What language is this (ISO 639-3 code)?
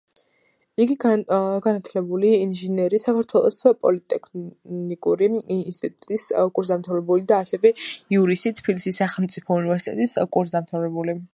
kat